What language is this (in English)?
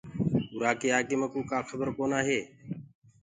Gurgula